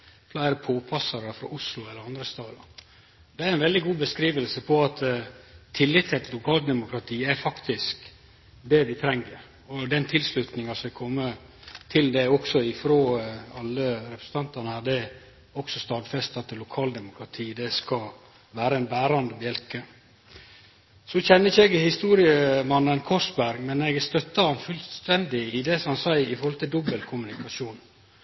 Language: Norwegian Nynorsk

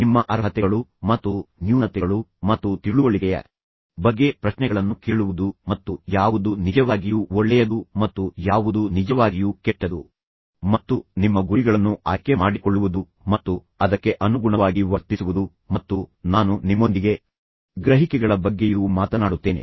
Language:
Kannada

